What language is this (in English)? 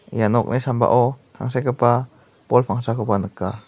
Garo